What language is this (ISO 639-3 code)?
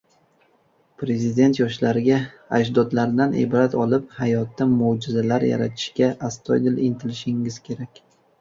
uzb